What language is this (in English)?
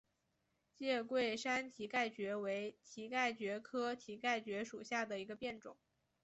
Chinese